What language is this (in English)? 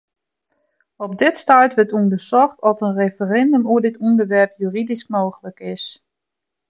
Western Frisian